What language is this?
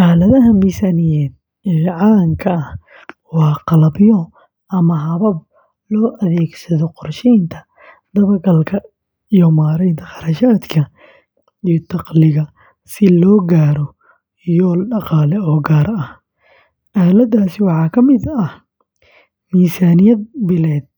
Somali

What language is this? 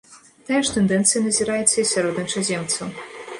Belarusian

